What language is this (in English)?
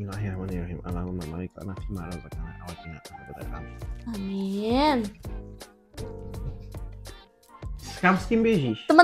Indonesian